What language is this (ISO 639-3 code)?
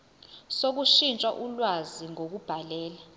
zul